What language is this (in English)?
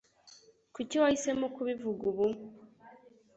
Kinyarwanda